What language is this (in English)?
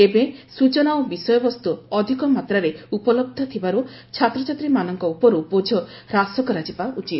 Odia